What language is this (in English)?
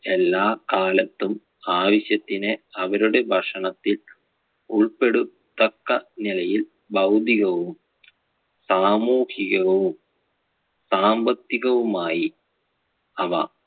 Malayalam